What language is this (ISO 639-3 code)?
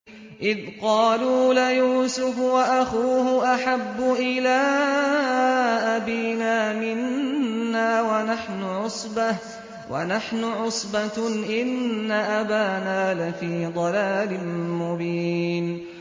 ara